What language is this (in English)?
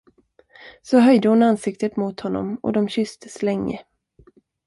Swedish